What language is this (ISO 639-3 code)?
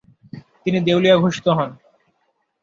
ben